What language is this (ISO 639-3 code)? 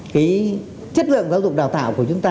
vie